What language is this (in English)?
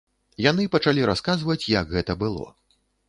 Belarusian